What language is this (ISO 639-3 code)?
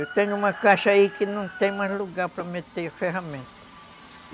por